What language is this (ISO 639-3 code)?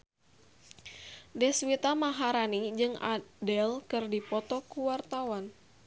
sun